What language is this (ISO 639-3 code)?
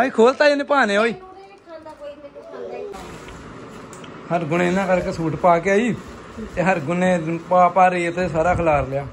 pan